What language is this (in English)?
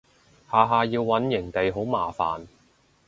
Cantonese